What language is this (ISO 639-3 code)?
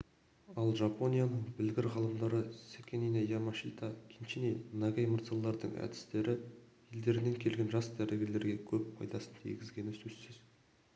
kaz